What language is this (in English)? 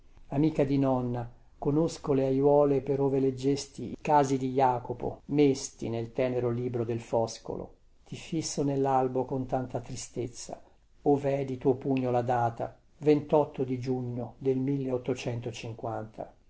Italian